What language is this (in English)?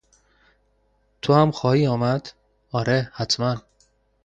Persian